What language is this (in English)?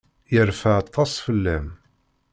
Kabyle